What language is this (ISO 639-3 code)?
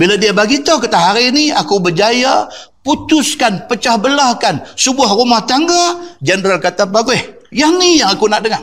msa